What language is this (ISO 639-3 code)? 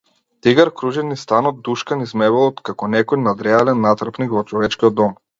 mkd